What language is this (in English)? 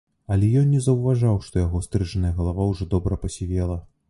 Belarusian